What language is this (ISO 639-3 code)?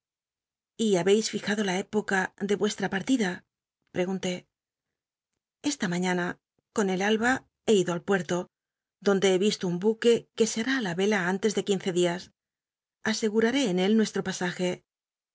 spa